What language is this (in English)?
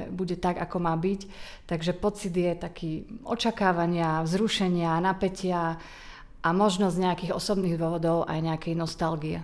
Slovak